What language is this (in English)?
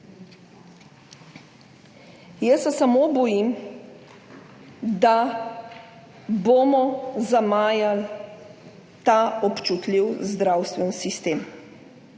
Slovenian